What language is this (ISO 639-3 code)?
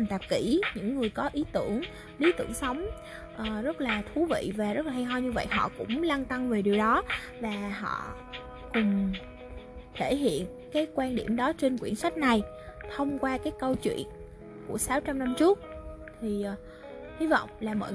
vie